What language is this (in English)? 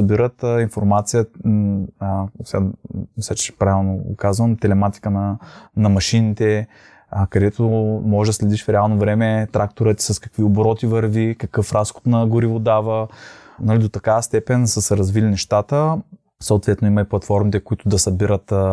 Bulgarian